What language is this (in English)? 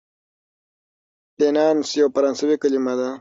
Pashto